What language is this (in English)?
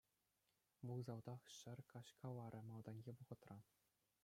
Chuvash